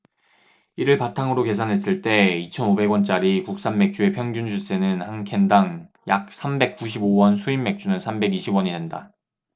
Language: Korean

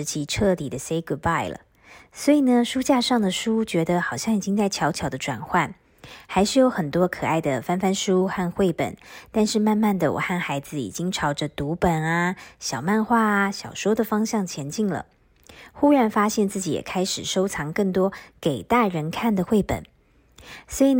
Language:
Chinese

